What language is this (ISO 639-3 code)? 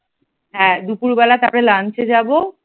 ben